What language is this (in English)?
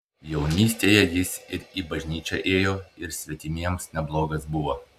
Lithuanian